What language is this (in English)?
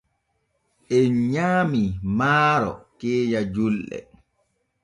Borgu Fulfulde